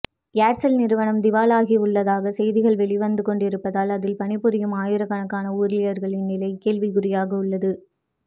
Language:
Tamil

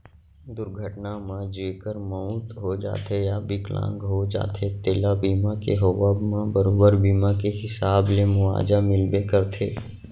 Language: Chhattisgarhi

